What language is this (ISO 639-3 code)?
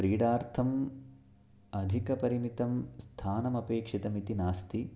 san